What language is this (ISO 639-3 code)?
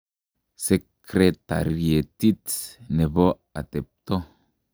kln